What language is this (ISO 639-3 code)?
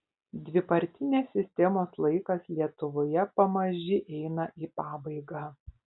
lit